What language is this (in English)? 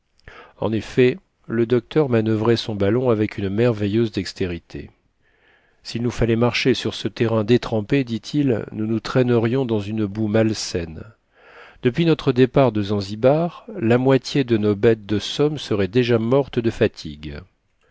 French